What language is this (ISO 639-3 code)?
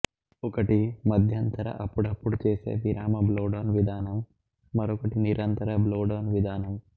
tel